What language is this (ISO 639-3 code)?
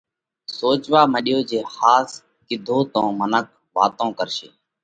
kvx